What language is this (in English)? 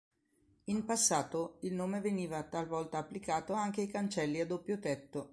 Italian